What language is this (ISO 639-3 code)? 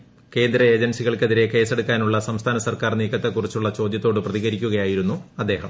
mal